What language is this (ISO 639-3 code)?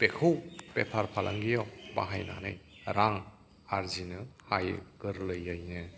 brx